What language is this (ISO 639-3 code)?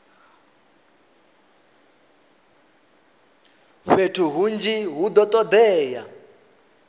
ven